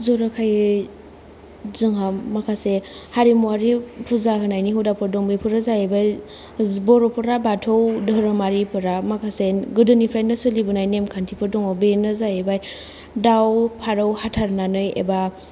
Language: Bodo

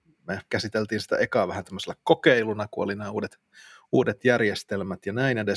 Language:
Finnish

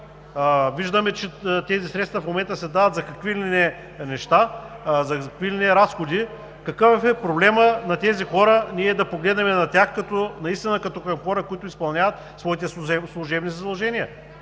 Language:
Bulgarian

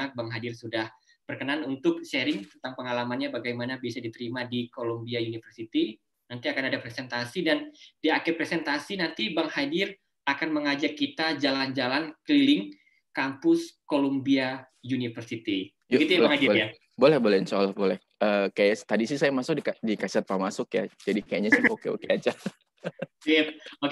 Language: Indonesian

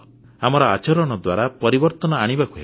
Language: Odia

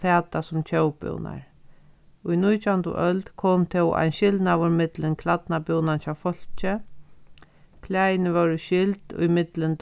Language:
Faroese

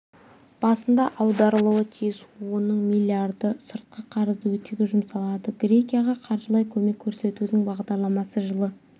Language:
Kazakh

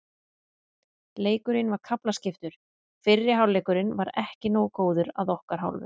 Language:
Icelandic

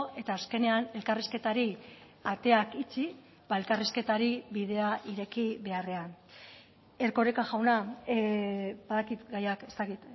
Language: Basque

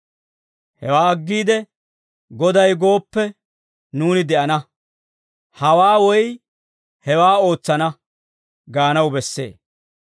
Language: Dawro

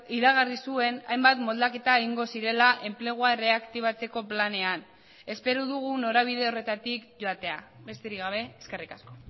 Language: Basque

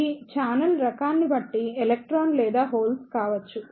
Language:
Telugu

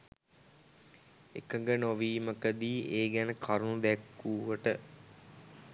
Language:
Sinhala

